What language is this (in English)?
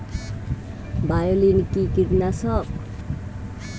Bangla